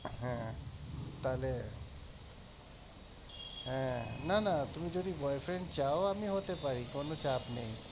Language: Bangla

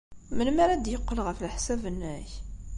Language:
Kabyle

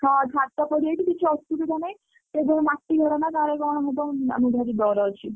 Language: Odia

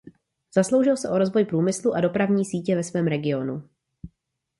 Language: Czech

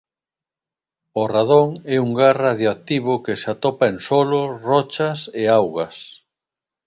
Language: Galician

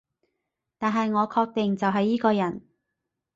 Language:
Cantonese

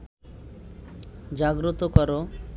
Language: Bangla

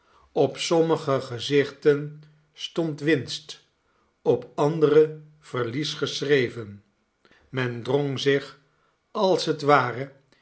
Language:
Dutch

